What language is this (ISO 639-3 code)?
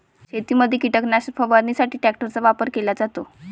mar